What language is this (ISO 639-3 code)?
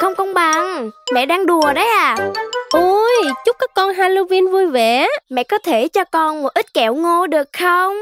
vie